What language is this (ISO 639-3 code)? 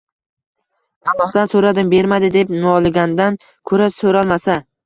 uzb